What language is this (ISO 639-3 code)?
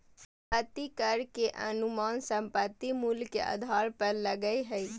mag